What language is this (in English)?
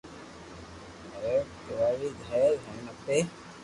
Loarki